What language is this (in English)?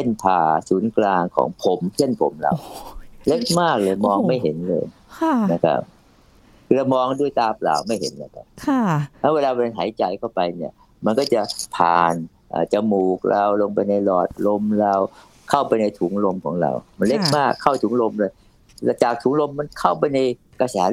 Thai